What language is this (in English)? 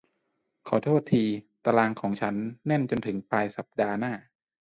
Thai